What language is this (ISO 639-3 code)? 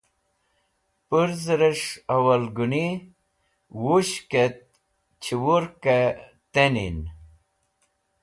wbl